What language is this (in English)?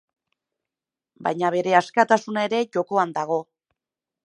Basque